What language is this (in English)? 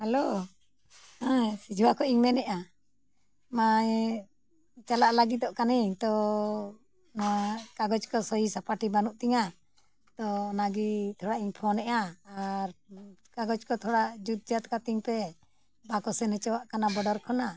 Santali